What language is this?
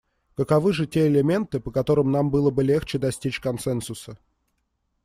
Russian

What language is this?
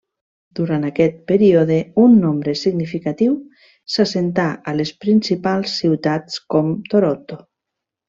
Catalan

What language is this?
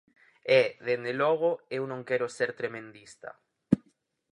Galician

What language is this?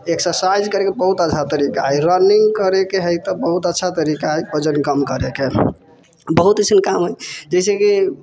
Maithili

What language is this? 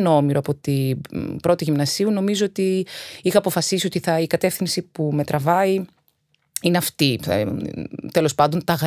Greek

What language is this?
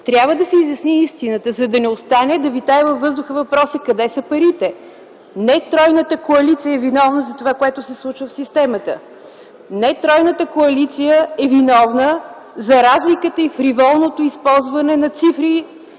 Bulgarian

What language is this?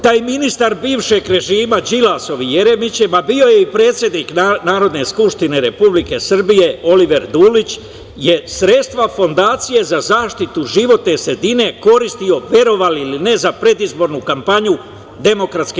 Serbian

